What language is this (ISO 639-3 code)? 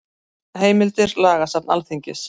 isl